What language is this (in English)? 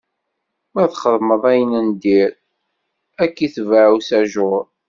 Kabyle